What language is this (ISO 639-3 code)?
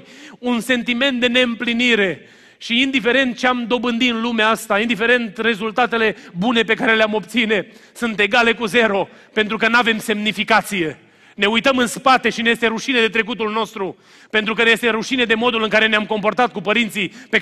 ron